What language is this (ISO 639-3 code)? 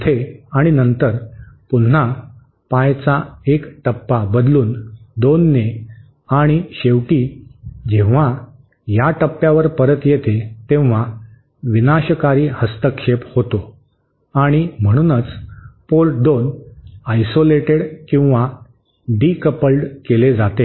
mar